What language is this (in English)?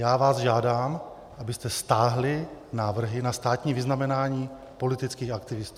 Czech